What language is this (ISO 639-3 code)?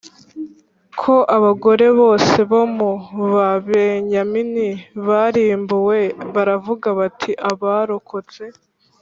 kin